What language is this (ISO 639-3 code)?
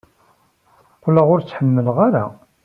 kab